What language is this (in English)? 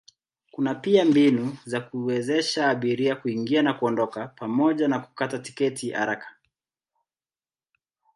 Swahili